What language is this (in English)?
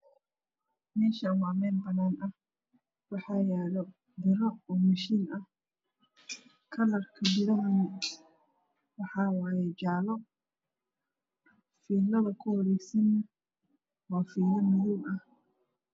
Somali